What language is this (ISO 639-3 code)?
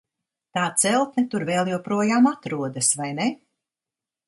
lav